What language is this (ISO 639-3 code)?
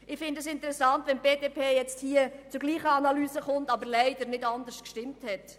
gsw